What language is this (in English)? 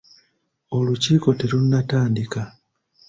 Ganda